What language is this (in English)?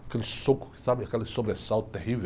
Portuguese